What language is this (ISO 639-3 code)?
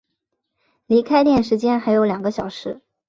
zho